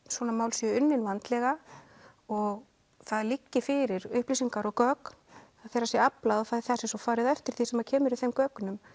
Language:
Icelandic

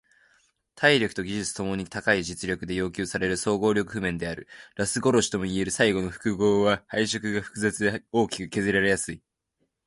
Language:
Japanese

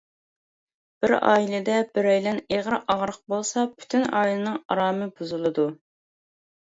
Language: Uyghur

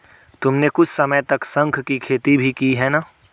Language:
Hindi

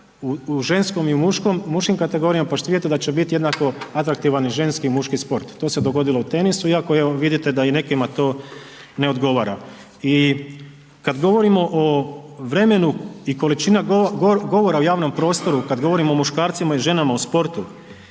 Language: Croatian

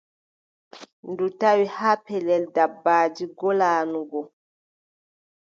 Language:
Adamawa Fulfulde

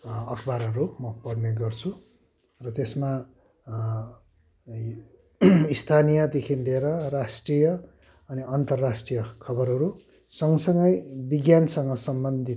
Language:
Nepali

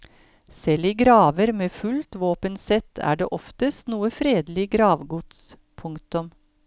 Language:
Norwegian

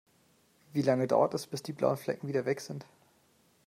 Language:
German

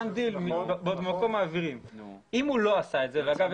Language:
Hebrew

